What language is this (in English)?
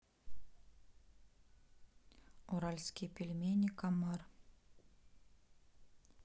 Russian